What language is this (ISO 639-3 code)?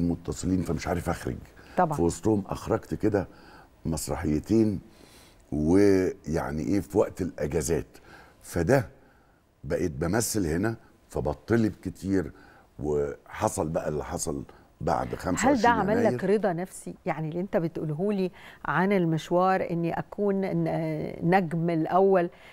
ara